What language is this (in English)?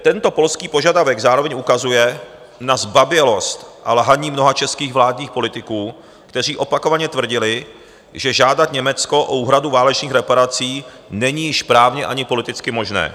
Czech